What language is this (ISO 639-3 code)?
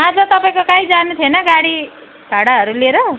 nep